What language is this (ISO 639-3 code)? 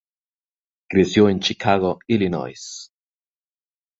spa